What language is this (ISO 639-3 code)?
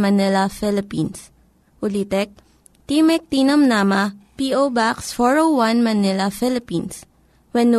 fil